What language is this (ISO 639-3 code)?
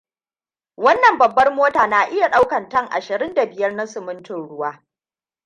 hau